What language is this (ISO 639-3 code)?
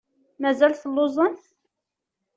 kab